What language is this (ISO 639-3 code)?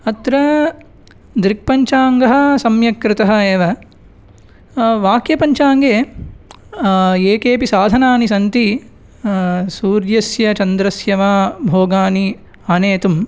san